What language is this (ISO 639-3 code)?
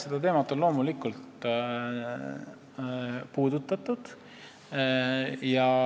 est